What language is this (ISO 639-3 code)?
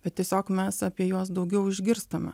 lit